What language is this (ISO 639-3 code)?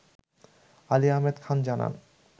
ben